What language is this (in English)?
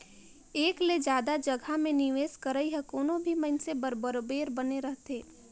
Chhattisgarhi